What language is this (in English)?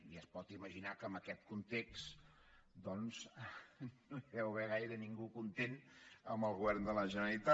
Catalan